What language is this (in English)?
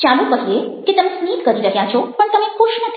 Gujarati